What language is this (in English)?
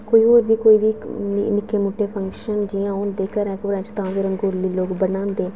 Dogri